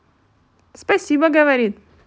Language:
Russian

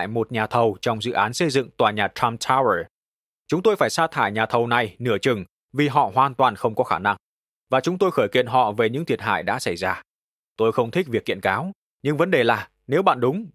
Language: Vietnamese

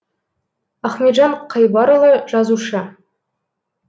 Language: Kazakh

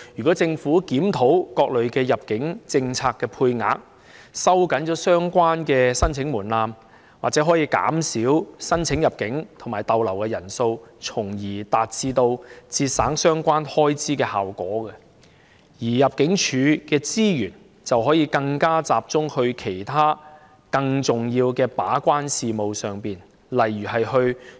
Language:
Cantonese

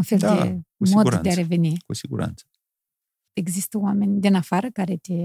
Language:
Romanian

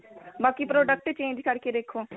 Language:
Punjabi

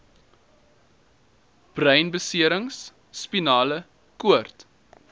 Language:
Afrikaans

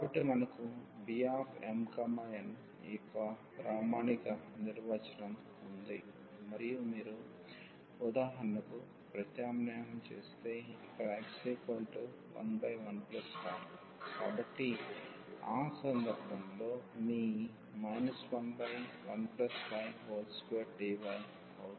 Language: Telugu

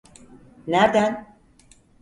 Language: Turkish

